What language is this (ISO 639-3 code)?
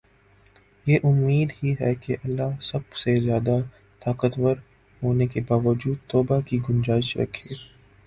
urd